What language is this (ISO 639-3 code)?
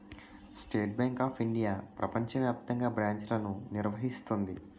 tel